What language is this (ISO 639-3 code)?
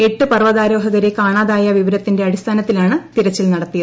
mal